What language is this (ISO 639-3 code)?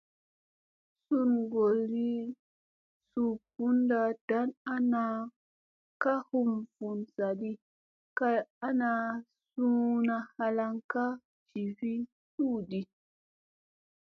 mse